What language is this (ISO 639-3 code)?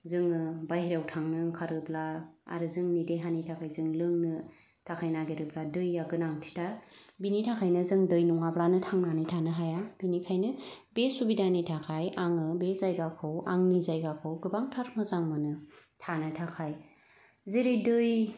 brx